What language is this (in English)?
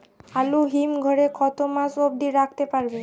Bangla